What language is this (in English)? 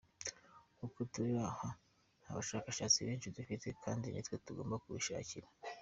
Kinyarwanda